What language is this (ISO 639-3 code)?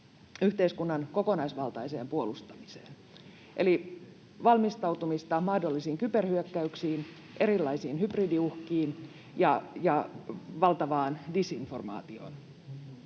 fin